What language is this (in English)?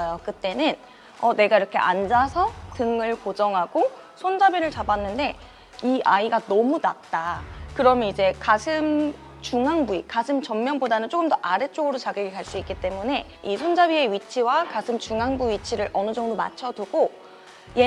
Korean